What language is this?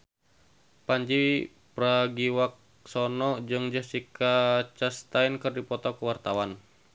Sundanese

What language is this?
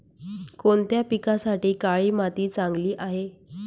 Marathi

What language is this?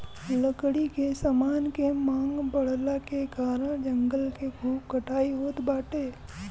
Bhojpuri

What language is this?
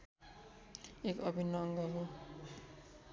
Nepali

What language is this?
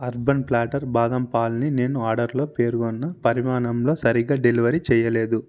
Telugu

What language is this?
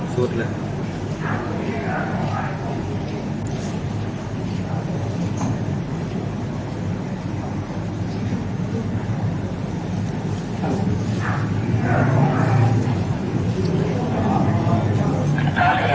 Thai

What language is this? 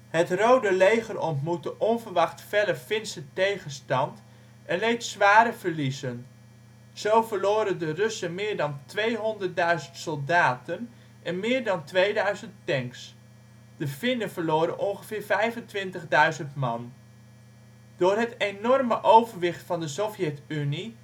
Dutch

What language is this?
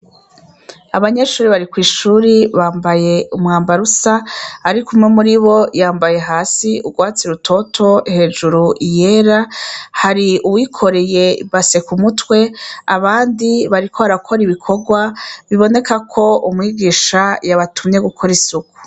Rundi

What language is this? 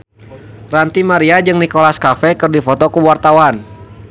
Sundanese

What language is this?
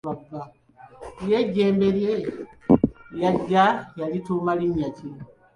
Ganda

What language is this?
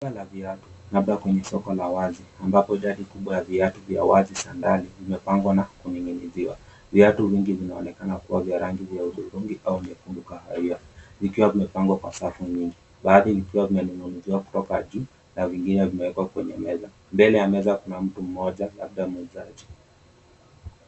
Swahili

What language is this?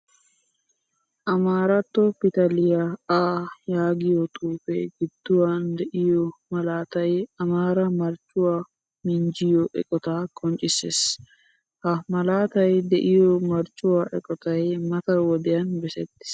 Wolaytta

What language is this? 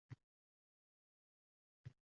Uzbek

